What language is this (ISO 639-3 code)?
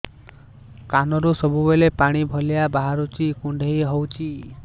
ori